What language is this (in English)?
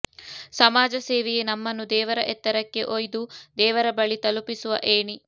Kannada